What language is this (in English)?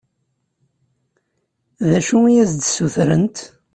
Kabyle